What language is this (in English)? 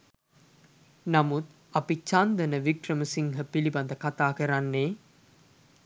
Sinhala